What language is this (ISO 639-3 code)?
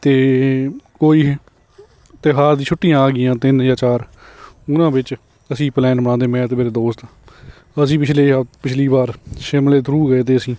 pan